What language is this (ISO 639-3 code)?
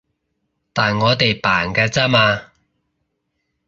yue